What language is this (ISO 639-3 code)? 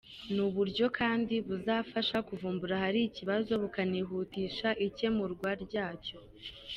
kin